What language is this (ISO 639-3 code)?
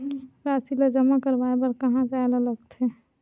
hne